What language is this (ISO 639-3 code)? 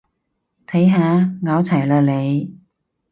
yue